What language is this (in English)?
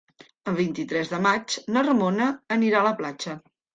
Catalan